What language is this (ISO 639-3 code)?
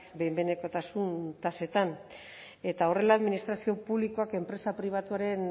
eus